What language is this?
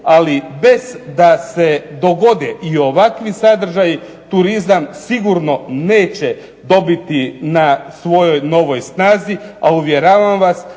Croatian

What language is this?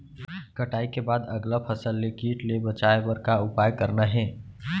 Chhattisgarhi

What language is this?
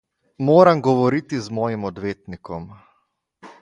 Slovenian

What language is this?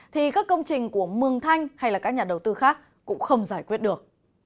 Vietnamese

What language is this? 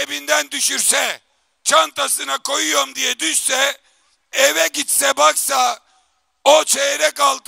Turkish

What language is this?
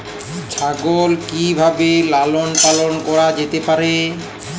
Bangla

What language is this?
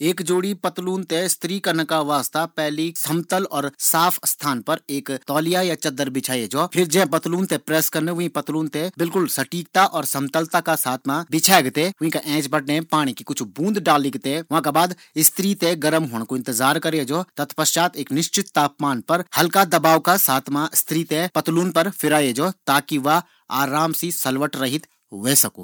Garhwali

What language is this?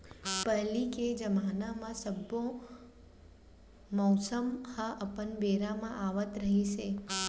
Chhattisgarhi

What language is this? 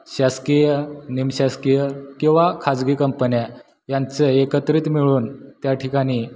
Marathi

